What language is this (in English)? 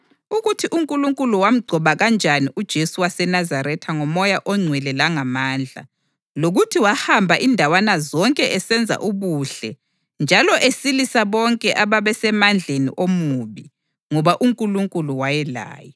North Ndebele